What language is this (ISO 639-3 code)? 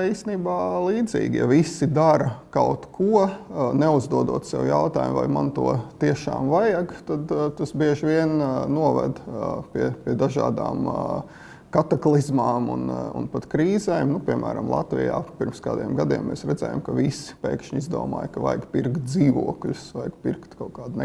lav